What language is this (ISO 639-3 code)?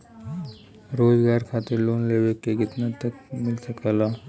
bho